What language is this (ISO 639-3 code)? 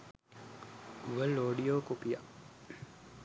sin